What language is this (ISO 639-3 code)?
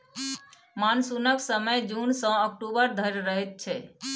mai